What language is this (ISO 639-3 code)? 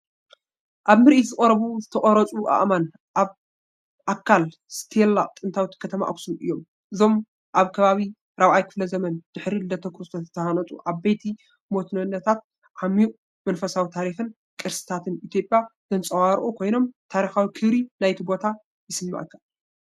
tir